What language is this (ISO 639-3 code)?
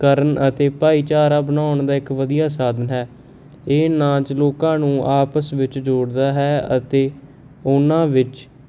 pan